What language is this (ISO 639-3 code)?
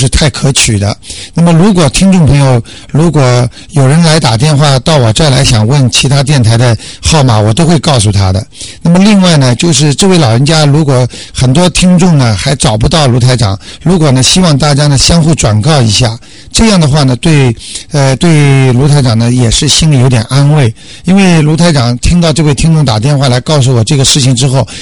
zho